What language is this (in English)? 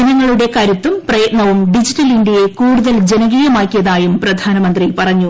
Malayalam